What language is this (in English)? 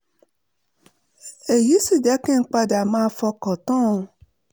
Yoruba